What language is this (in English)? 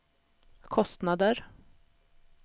Swedish